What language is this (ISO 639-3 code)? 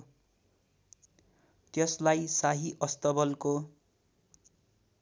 nep